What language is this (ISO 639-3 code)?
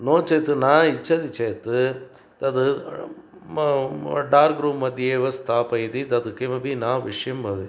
san